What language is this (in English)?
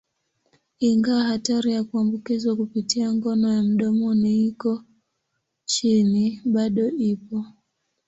Swahili